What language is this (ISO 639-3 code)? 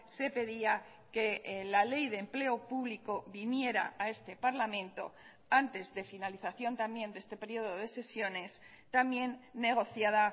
spa